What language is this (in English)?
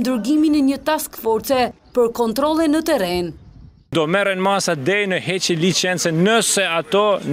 Romanian